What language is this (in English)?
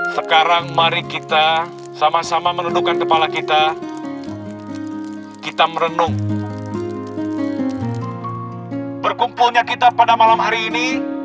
Indonesian